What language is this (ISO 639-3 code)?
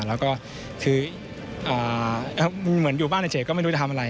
tha